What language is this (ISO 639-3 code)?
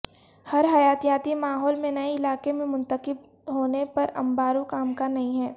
urd